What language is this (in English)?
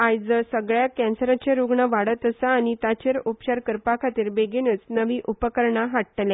Konkani